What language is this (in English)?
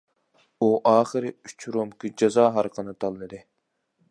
Uyghur